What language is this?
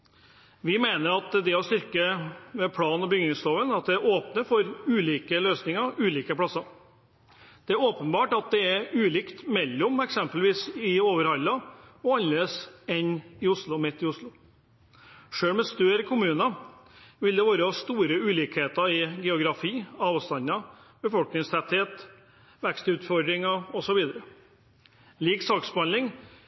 Norwegian Bokmål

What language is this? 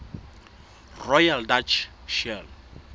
Southern Sotho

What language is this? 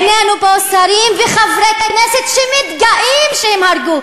Hebrew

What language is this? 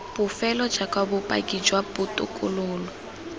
Tswana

